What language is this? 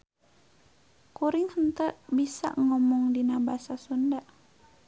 Sundanese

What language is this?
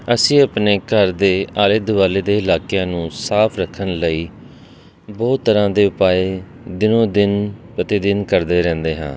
Punjabi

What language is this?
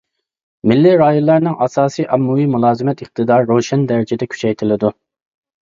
Uyghur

